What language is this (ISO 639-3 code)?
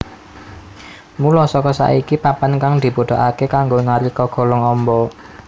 jav